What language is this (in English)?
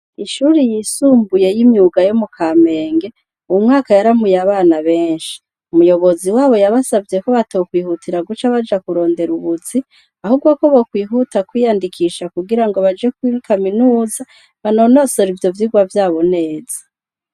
Rundi